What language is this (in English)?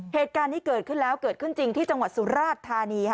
Thai